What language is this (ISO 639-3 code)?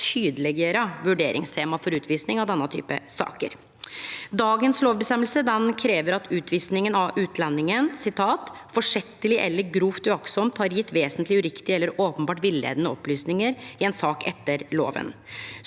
nor